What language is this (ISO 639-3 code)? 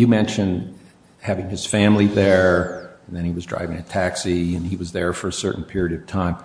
eng